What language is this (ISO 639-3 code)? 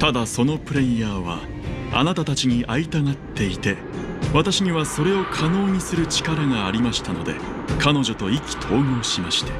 jpn